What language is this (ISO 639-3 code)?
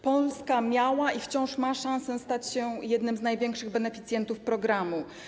pol